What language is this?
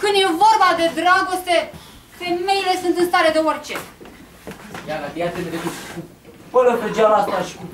Romanian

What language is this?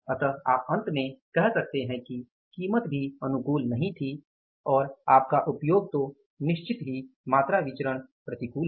Hindi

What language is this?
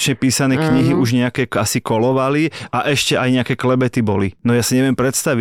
Slovak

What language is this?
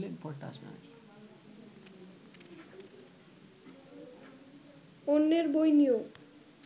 Bangla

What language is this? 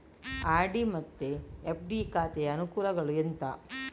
Kannada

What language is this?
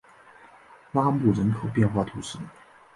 Chinese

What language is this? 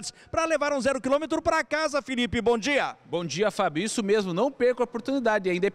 Portuguese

